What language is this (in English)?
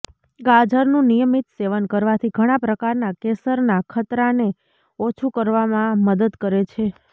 Gujarati